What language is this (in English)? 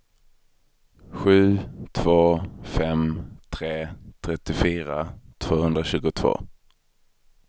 Swedish